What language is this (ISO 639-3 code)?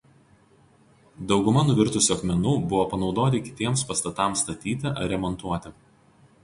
lit